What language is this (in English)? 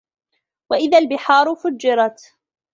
Arabic